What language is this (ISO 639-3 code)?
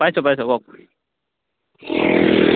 asm